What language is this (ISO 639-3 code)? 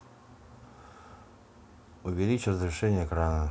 rus